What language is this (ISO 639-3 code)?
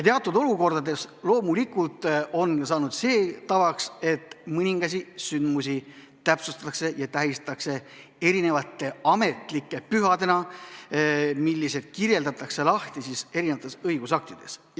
est